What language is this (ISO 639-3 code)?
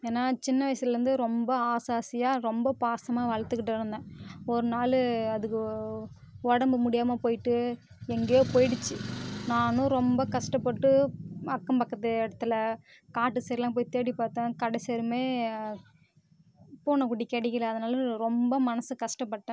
tam